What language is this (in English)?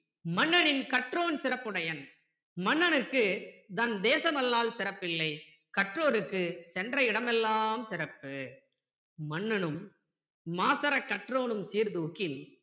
Tamil